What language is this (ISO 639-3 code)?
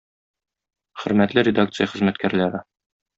tat